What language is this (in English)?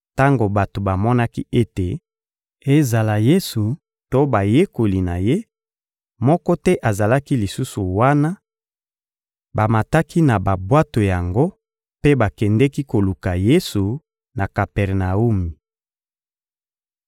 Lingala